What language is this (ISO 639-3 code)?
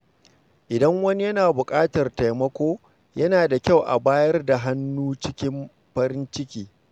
hau